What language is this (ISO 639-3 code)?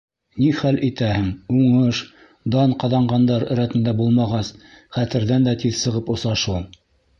bak